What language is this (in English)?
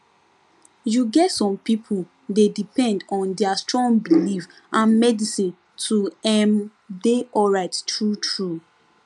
Nigerian Pidgin